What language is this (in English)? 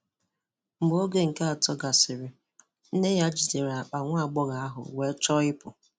Igbo